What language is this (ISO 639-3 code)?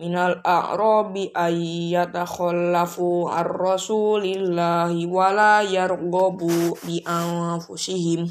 ind